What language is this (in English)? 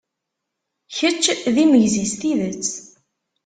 Kabyle